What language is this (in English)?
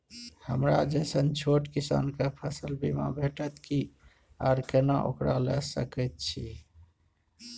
Maithili